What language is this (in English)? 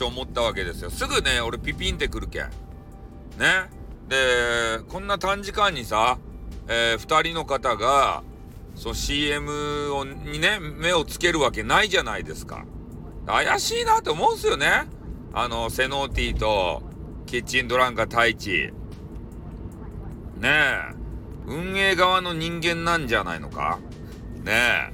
Japanese